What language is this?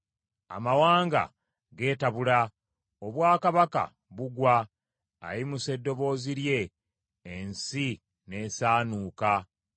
Ganda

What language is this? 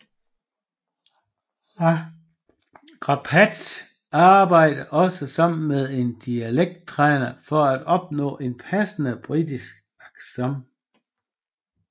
Danish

